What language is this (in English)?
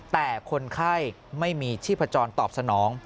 Thai